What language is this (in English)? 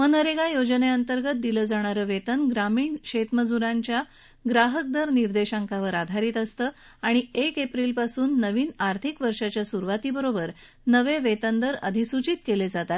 Marathi